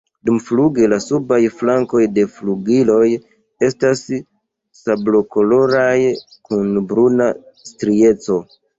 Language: Esperanto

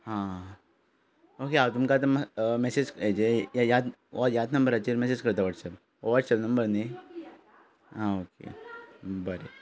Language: Konkani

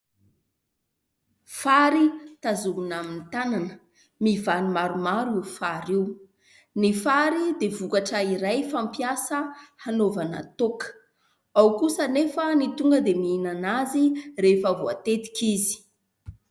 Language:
Malagasy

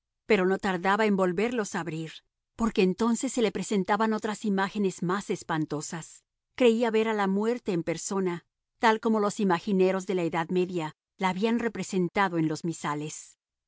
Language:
Spanish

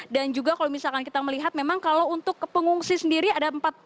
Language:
Indonesian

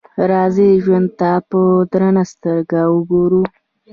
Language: Pashto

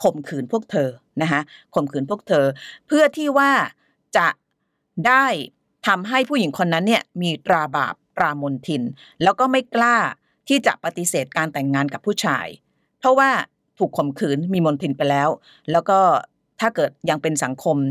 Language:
Thai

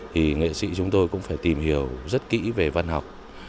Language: Vietnamese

